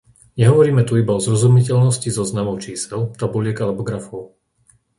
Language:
Slovak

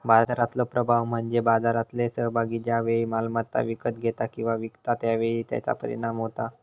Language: Marathi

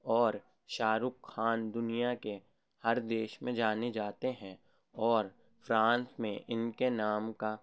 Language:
Urdu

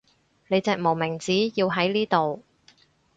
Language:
Cantonese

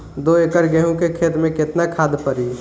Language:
Bhojpuri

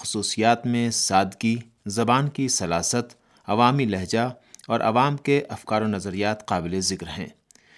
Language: Urdu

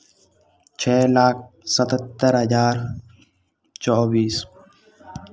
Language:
Hindi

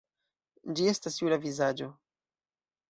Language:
Esperanto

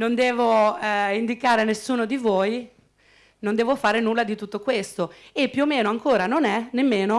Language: Italian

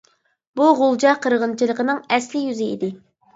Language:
Uyghur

